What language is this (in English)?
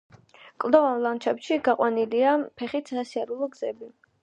Georgian